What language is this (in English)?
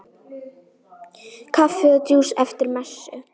Icelandic